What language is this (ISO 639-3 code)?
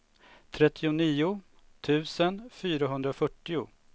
swe